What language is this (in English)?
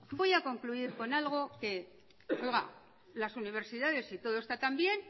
Spanish